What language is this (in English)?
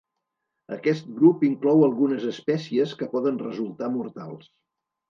Catalan